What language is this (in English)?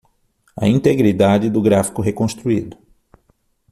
Portuguese